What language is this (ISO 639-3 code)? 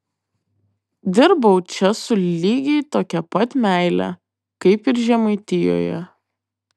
lit